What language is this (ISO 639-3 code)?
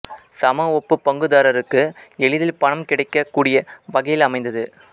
tam